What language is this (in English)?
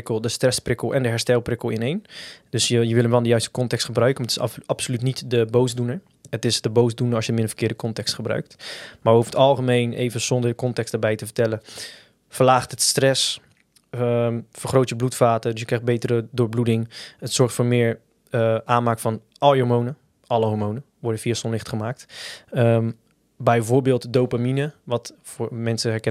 Dutch